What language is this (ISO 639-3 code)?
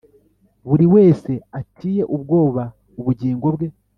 kin